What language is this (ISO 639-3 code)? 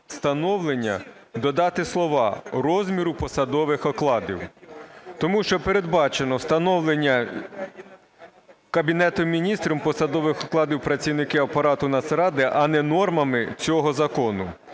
ukr